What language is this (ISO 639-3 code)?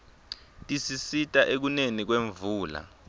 ssw